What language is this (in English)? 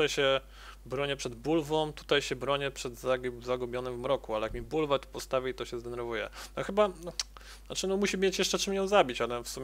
Polish